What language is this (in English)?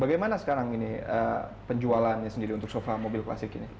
Indonesian